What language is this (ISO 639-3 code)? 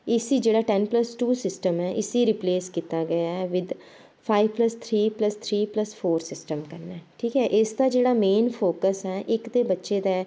doi